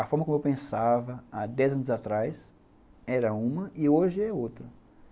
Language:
Portuguese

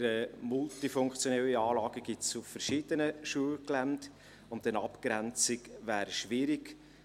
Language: Swiss German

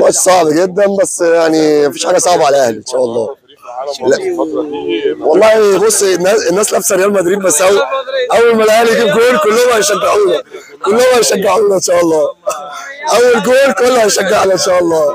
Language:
Arabic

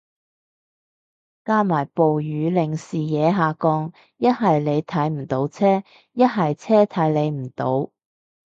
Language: Cantonese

